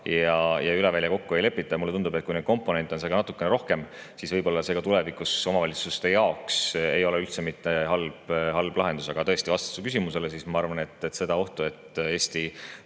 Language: Estonian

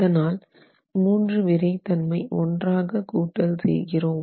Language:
Tamil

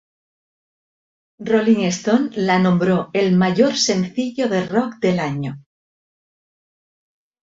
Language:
Spanish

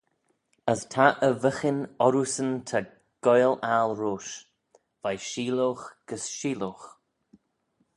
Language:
Manx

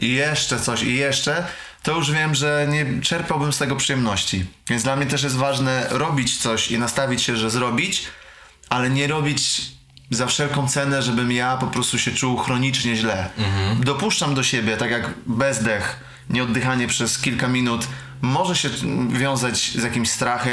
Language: Polish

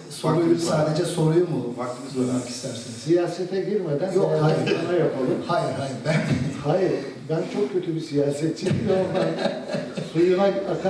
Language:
Turkish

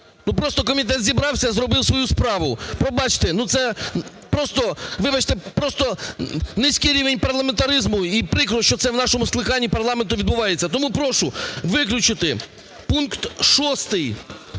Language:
Ukrainian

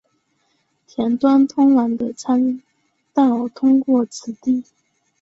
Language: Chinese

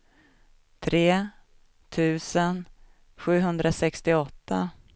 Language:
Swedish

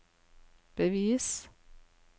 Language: Norwegian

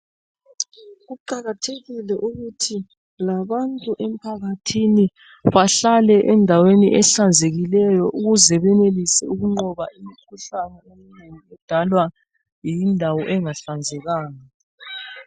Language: North Ndebele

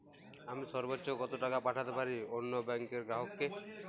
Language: Bangla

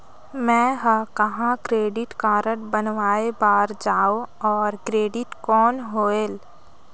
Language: Chhattisgarhi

